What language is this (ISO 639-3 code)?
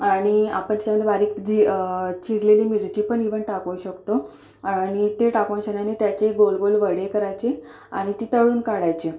mar